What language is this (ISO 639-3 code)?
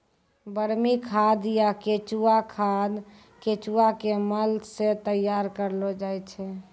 mai